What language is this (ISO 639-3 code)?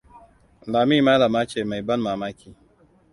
hau